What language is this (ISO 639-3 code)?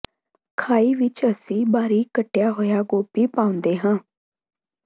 pan